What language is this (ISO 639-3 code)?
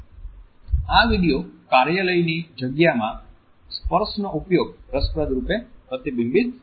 guj